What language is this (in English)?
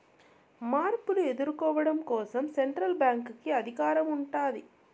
Telugu